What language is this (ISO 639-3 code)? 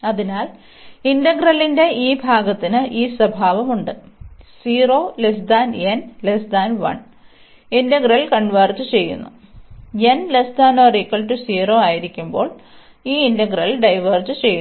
mal